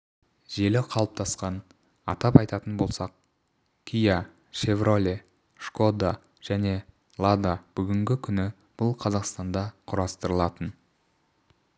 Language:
Kazakh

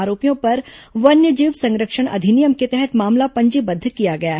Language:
Hindi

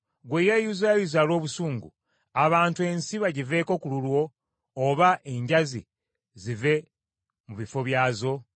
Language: Ganda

